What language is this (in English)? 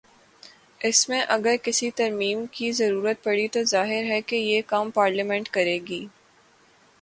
Urdu